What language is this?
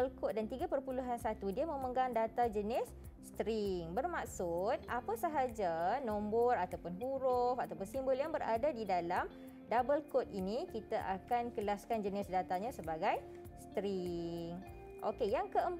Malay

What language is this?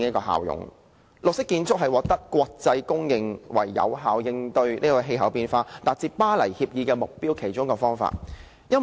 Cantonese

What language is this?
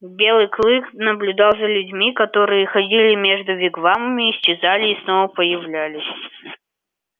Russian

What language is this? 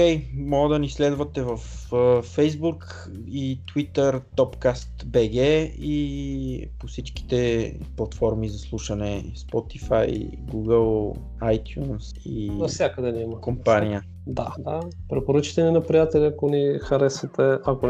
Bulgarian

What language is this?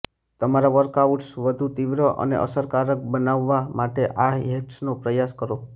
Gujarati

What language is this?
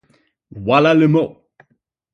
French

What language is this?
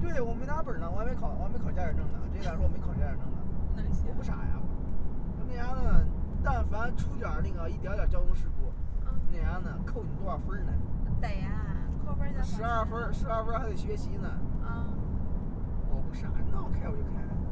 Chinese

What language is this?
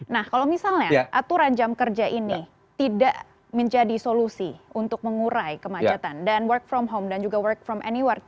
Indonesian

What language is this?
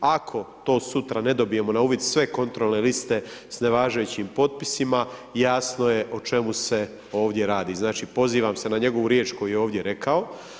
Croatian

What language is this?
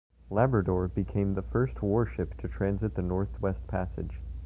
English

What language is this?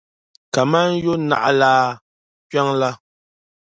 Dagbani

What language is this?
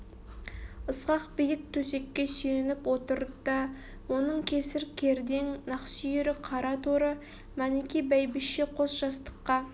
Kazakh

